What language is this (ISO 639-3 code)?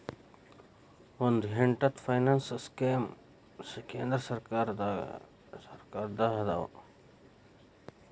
kan